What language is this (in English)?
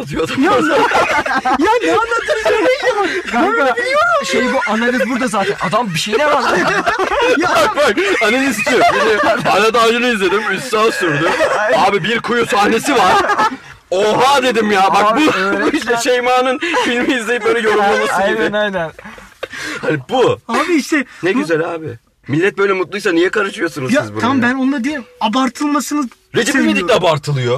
Turkish